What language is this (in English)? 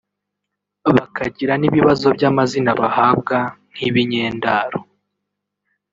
Kinyarwanda